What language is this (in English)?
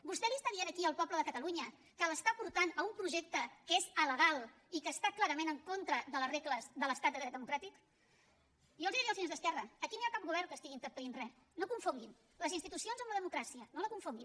Catalan